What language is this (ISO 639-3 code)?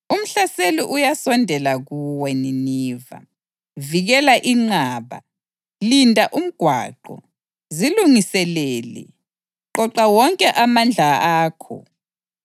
nde